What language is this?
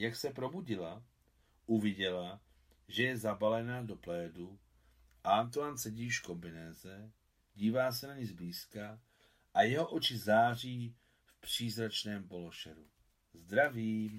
Czech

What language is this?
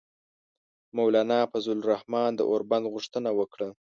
Pashto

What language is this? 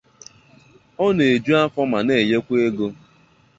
Igbo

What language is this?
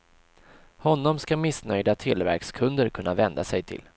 Swedish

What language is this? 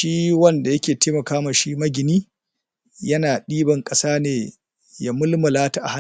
Hausa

